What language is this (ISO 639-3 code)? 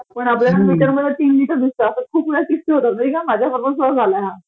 mar